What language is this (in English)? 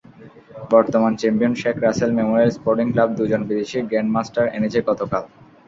Bangla